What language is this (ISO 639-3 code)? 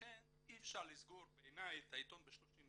heb